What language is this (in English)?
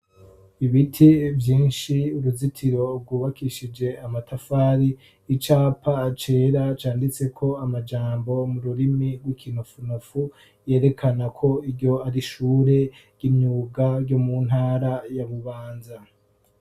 Rundi